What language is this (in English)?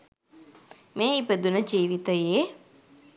Sinhala